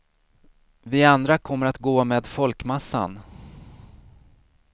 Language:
Swedish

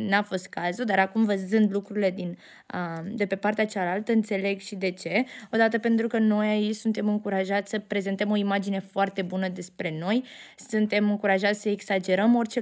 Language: Romanian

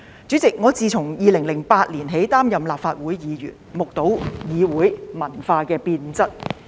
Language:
Cantonese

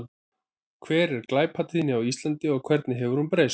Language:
Icelandic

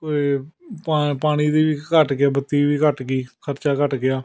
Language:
Punjabi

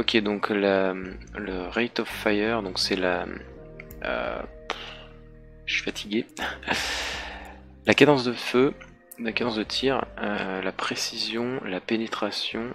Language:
French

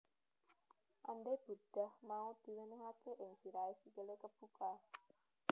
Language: Javanese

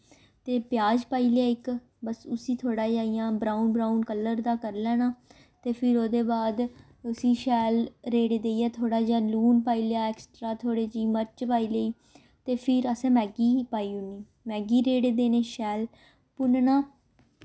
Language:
Dogri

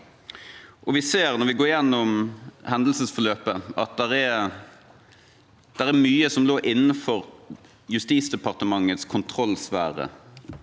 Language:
Norwegian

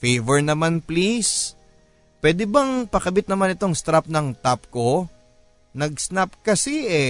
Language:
Filipino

